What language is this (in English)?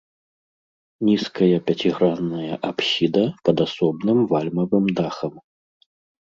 Belarusian